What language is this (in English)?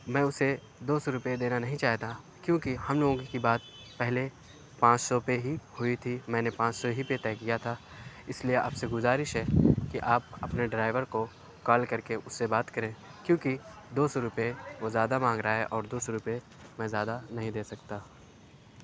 Urdu